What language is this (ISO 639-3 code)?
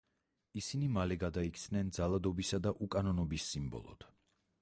kat